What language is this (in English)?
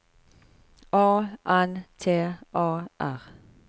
Norwegian